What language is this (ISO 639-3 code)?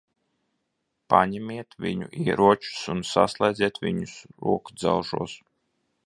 lav